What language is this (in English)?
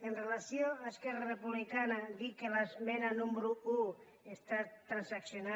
Catalan